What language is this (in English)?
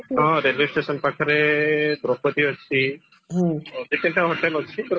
Odia